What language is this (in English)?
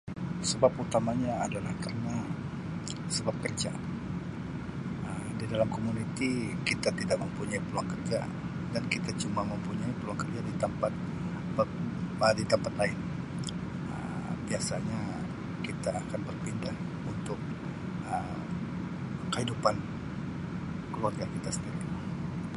Sabah Malay